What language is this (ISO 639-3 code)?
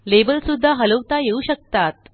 mar